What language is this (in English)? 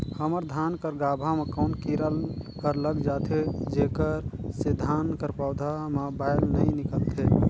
Chhattisgarhi